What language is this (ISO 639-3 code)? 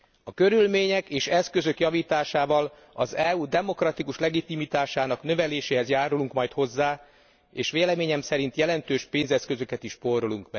hun